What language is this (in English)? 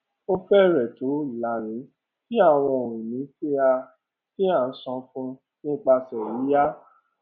Yoruba